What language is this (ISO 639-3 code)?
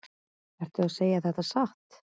isl